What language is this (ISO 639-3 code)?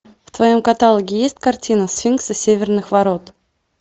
rus